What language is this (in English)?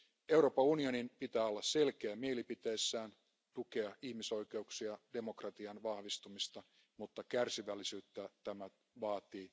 Finnish